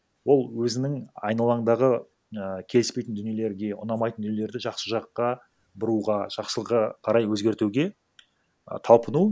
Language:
Kazakh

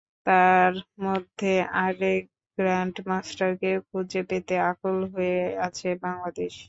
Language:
Bangla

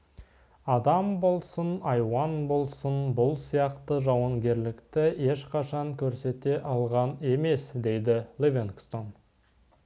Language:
Kazakh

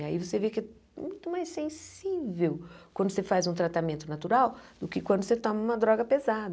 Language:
Portuguese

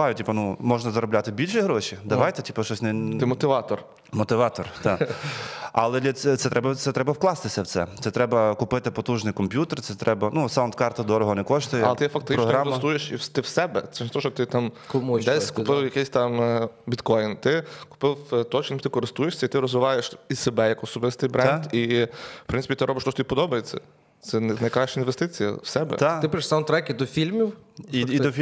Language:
Ukrainian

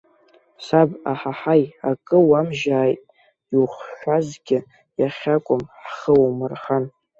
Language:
Abkhazian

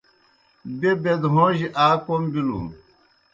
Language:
Kohistani Shina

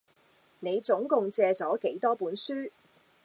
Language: Cantonese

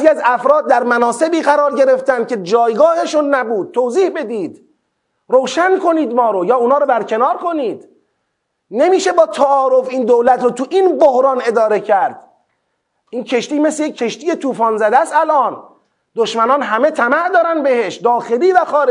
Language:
Persian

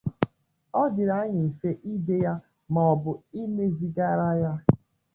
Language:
Igbo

